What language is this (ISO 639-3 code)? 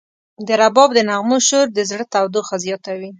pus